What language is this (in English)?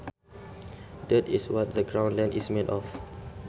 Sundanese